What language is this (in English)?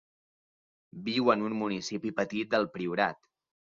Catalan